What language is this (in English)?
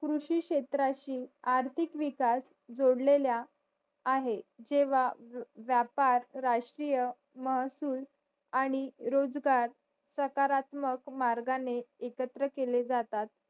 Marathi